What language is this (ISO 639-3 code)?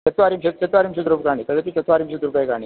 san